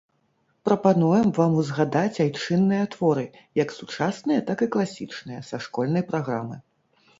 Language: Belarusian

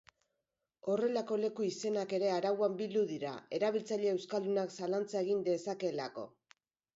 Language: Basque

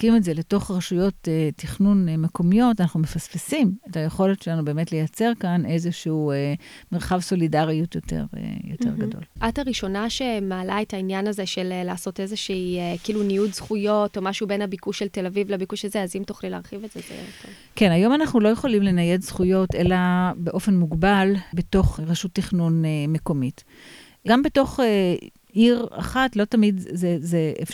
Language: Hebrew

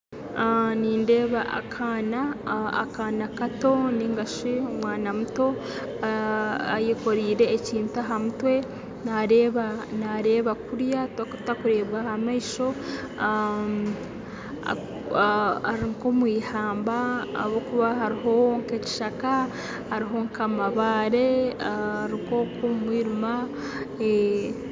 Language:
Nyankole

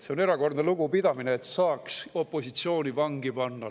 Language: Estonian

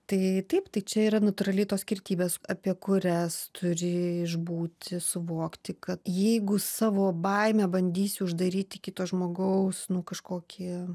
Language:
Lithuanian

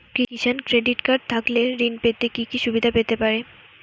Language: Bangla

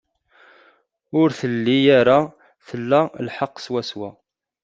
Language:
Kabyle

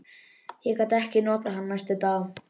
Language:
Icelandic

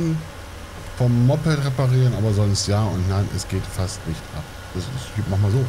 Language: German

